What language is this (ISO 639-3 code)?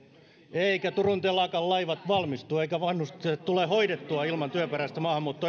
fin